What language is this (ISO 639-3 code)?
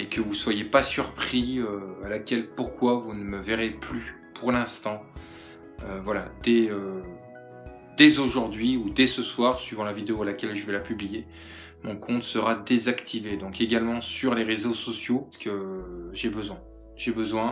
fra